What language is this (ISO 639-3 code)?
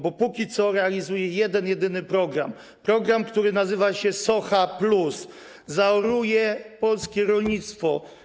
pol